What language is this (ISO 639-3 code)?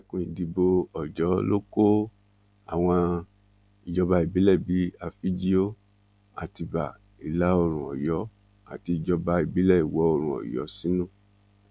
yor